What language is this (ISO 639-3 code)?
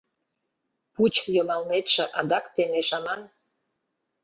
chm